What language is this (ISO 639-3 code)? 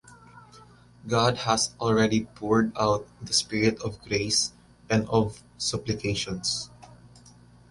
eng